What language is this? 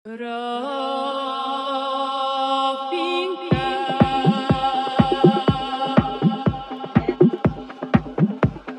Bulgarian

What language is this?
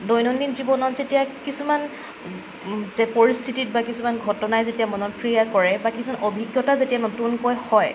Assamese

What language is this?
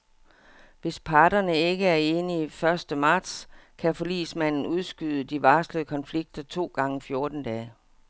Danish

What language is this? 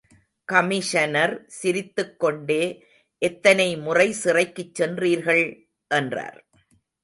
Tamil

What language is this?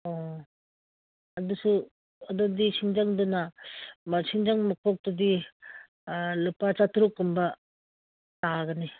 Manipuri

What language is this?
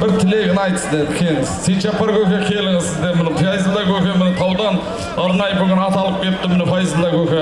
Turkish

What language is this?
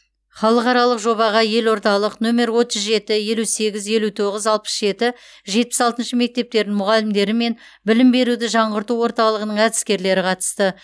Kazakh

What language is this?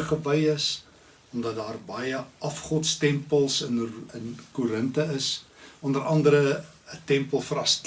Dutch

